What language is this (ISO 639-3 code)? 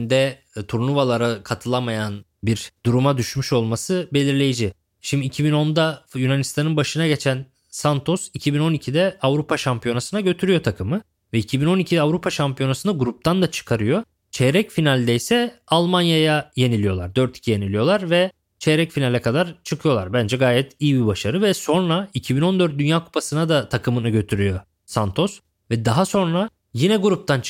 tur